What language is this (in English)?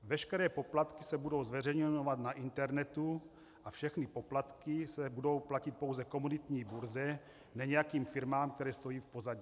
Czech